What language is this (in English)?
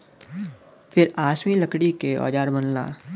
Bhojpuri